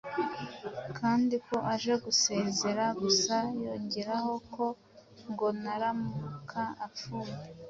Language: Kinyarwanda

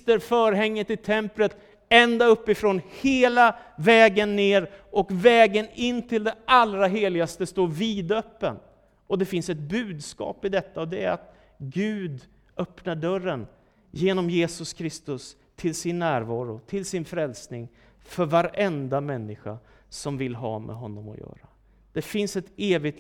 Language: Swedish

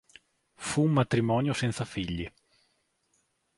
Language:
Italian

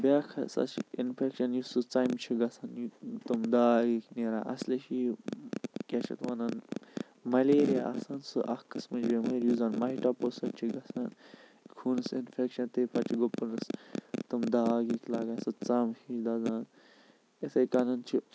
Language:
Kashmiri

